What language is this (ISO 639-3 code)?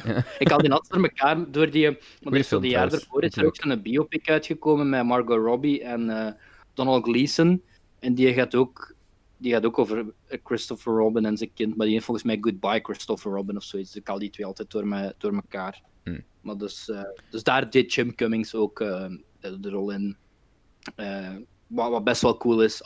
nld